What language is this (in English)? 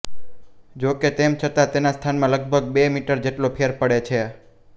Gujarati